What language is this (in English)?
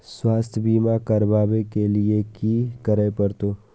Maithili